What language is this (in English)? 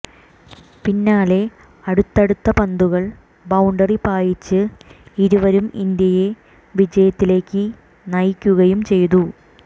Malayalam